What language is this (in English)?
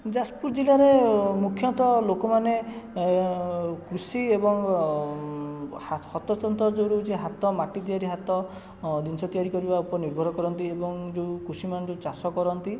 Odia